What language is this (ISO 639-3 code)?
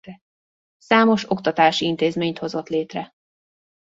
hun